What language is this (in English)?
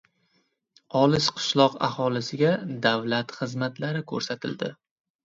Uzbek